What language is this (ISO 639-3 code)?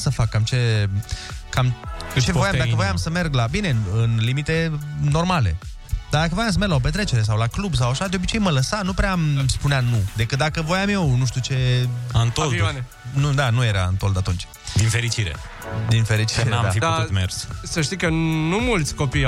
ron